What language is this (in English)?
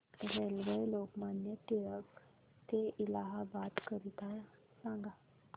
Marathi